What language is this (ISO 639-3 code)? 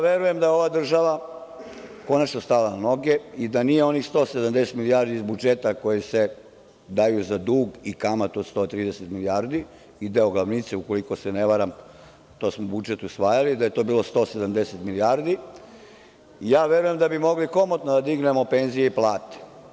srp